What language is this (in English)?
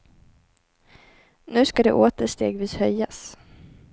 Swedish